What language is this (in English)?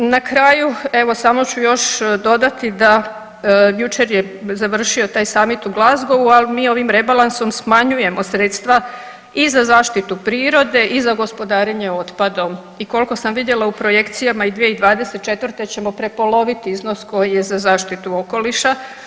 Croatian